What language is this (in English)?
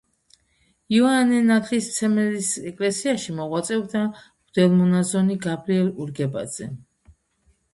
Georgian